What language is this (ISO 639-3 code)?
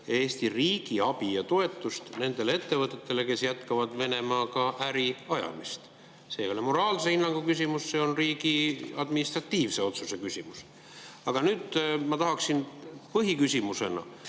est